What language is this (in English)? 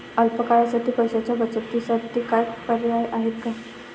Marathi